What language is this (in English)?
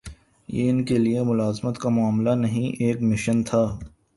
Urdu